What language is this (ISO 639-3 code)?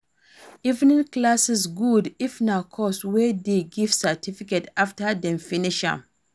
pcm